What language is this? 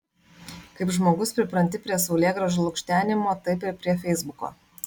Lithuanian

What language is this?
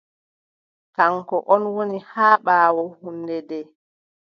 Adamawa Fulfulde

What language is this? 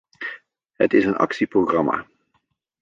Dutch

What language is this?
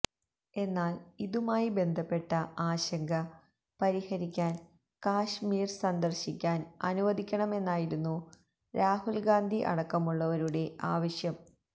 Malayalam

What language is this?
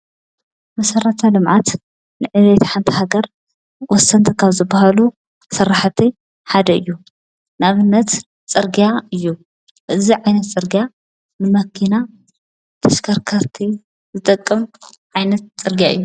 Tigrinya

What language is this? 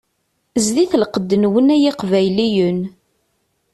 Kabyle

